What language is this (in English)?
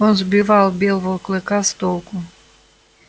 Russian